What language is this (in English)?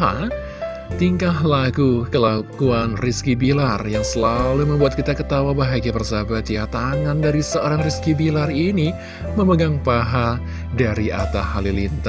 Indonesian